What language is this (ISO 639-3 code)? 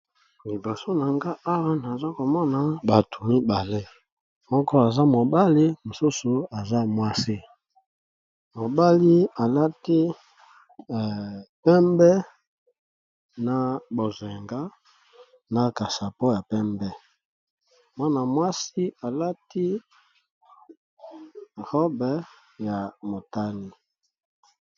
lin